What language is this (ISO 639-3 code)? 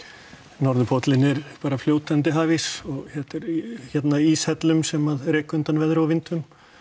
isl